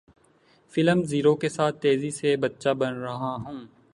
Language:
Urdu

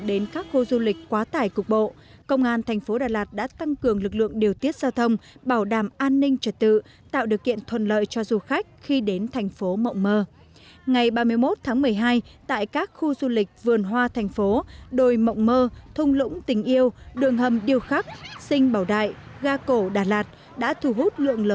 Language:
Vietnamese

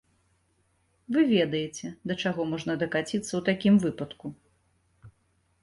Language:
Belarusian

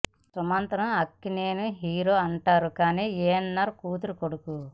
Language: Telugu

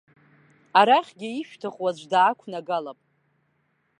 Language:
Abkhazian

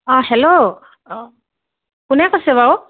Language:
Assamese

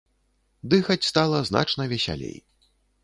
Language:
Belarusian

